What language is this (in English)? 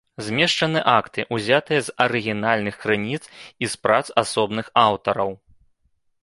Belarusian